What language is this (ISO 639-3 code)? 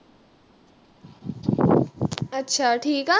pan